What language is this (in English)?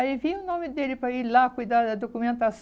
Portuguese